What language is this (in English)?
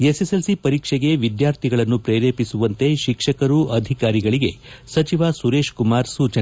Kannada